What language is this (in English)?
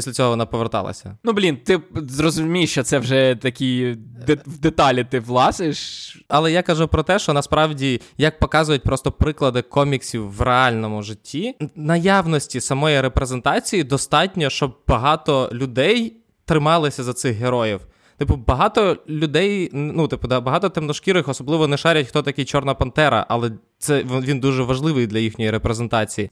Ukrainian